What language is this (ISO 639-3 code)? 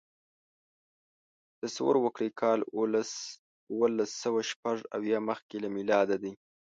pus